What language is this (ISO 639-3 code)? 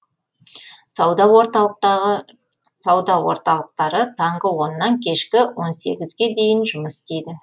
kaz